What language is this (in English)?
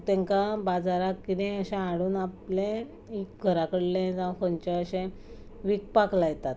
Konkani